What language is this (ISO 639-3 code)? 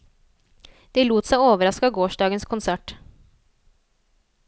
nor